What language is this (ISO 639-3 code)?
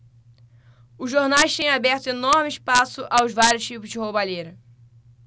por